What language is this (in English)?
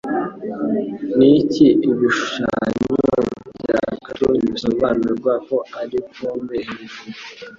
Kinyarwanda